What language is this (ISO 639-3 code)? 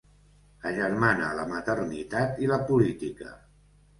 cat